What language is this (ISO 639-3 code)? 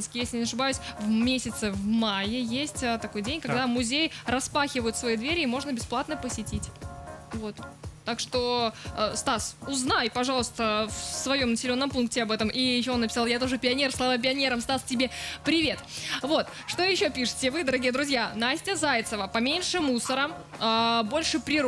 rus